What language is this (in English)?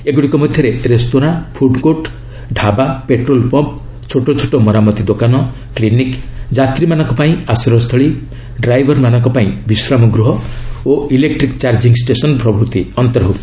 Odia